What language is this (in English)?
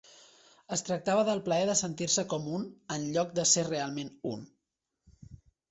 Catalan